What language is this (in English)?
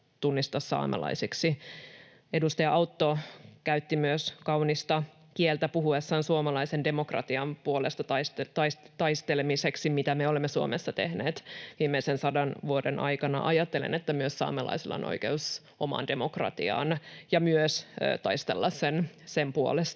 Finnish